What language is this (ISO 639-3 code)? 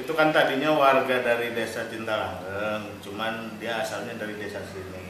ind